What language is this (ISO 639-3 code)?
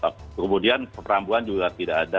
ind